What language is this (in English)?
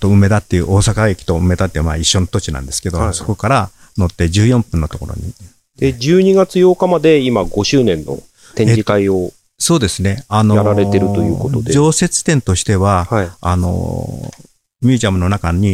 Japanese